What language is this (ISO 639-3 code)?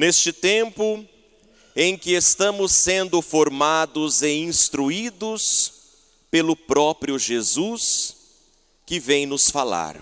por